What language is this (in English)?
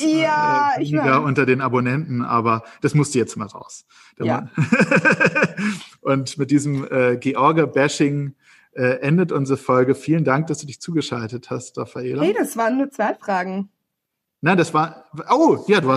German